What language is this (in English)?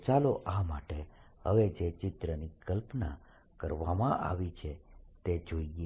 Gujarati